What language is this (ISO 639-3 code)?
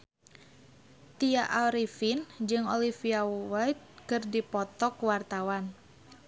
sun